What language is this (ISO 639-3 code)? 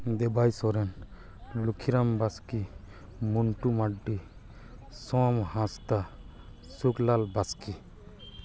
sat